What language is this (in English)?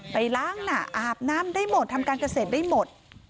Thai